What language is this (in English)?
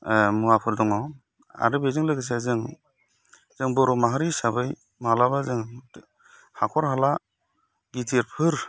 Bodo